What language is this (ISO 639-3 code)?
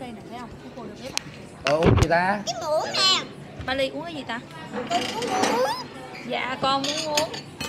vie